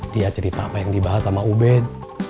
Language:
Indonesian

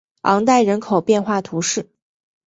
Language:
Chinese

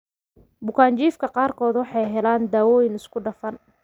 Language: Somali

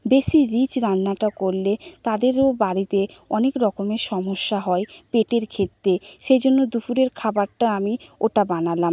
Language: Bangla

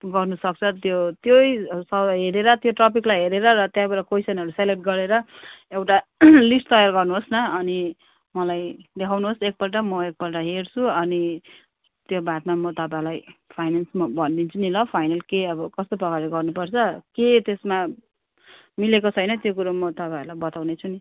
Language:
Nepali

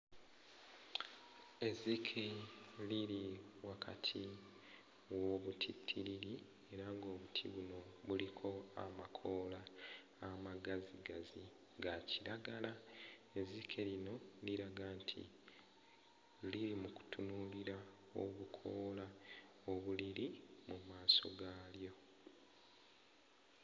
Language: Ganda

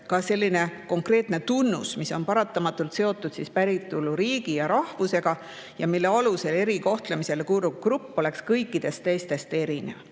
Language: Estonian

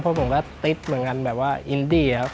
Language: Thai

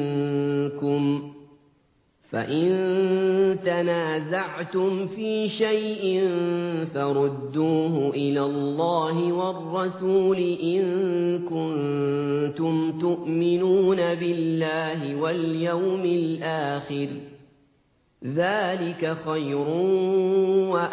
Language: Arabic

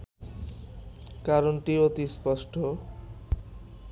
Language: Bangla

